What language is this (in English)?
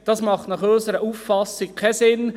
Swiss German